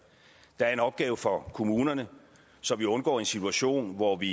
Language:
Danish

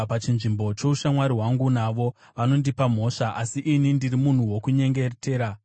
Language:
Shona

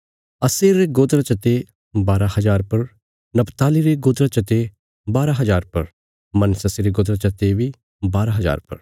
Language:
Bilaspuri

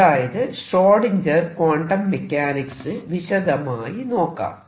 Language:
Malayalam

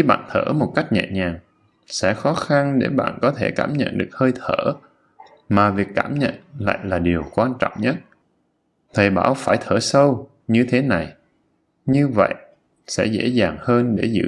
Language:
Vietnamese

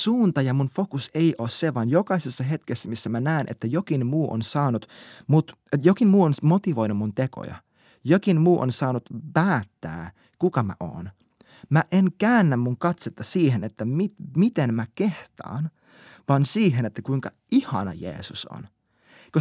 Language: Finnish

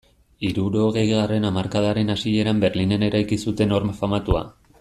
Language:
Basque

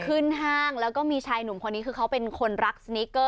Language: Thai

